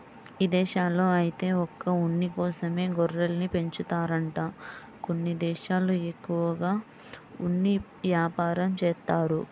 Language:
Telugu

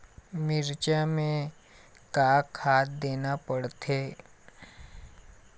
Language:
Chhattisgarhi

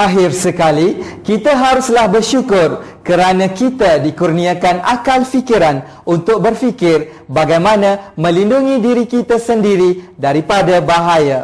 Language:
Malay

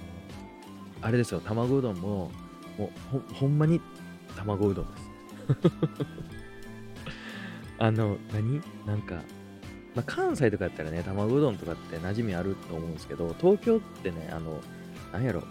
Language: Japanese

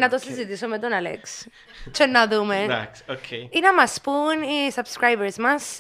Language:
Greek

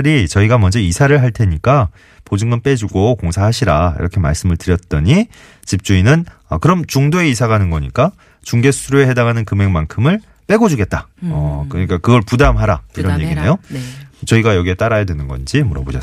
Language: Korean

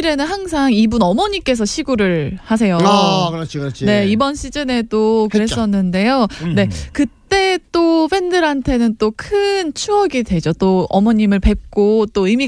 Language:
Korean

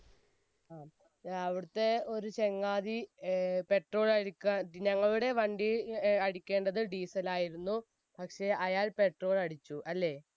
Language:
Malayalam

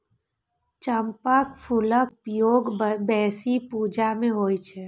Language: Maithili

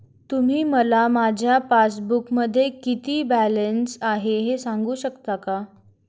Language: Marathi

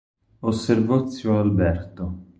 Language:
Italian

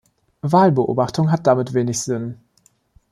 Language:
German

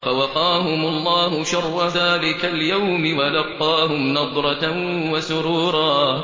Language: Arabic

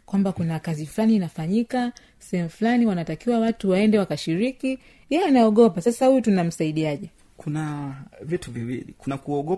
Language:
Swahili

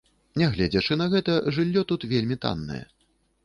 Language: Belarusian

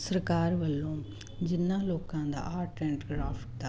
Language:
Punjabi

